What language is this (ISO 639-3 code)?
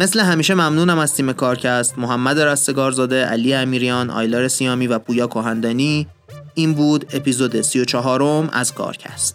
fas